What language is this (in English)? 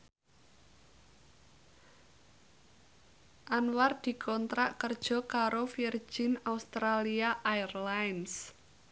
Javanese